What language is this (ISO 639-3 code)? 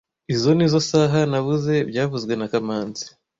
kin